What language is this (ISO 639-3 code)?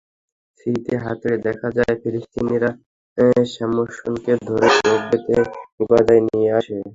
ben